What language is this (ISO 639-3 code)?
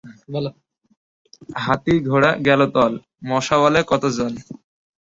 ben